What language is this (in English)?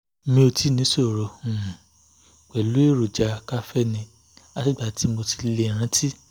Yoruba